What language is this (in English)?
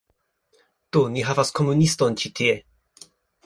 Esperanto